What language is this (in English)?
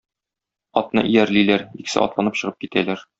Tatar